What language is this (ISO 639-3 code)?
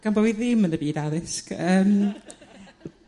cym